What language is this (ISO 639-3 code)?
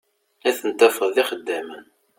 kab